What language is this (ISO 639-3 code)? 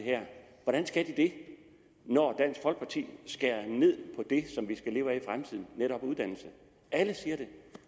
dan